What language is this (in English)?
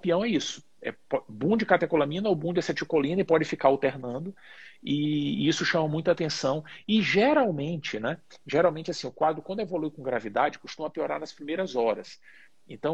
Portuguese